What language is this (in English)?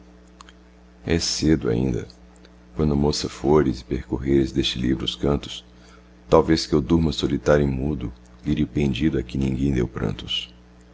Portuguese